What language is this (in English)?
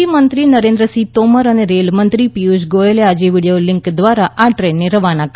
Gujarati